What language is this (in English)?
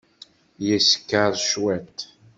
Kabyle